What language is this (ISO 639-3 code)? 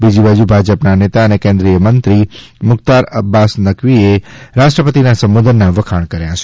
guj